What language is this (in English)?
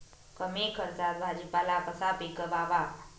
Marathi